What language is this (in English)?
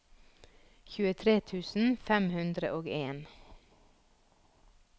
Norwegian